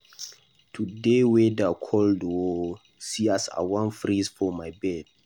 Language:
Nigerian Pidgin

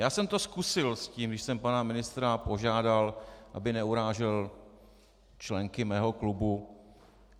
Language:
Czech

